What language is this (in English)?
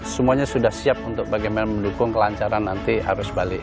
Indonesian